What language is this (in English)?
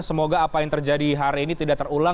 Indonesian